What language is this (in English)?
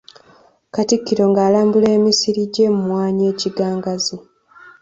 Ganda